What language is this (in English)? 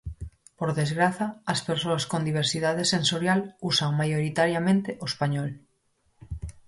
Galician